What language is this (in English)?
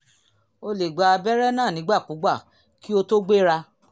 Yoruba